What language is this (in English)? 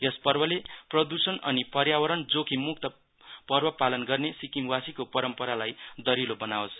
Nepali